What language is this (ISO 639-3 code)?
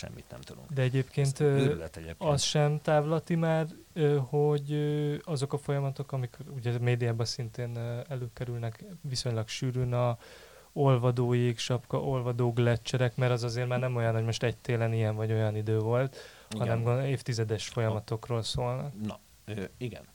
hun